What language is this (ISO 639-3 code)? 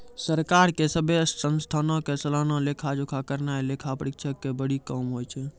mai